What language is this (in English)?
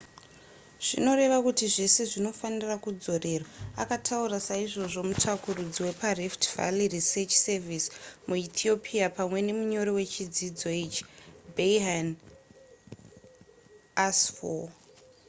Shona